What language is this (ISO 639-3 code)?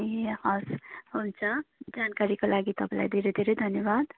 nep